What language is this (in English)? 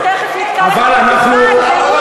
Hebrew